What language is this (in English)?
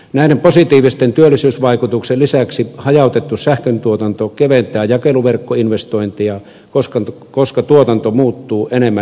Finnish